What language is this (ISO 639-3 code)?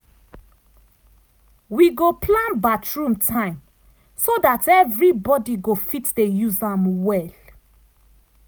pcm